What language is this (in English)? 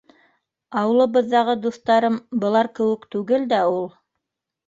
Bashkir